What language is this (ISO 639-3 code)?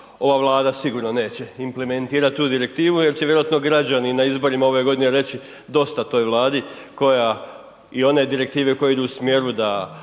hrv